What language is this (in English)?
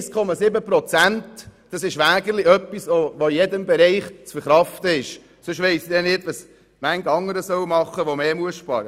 Swiss German